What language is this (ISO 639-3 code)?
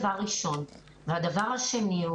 heb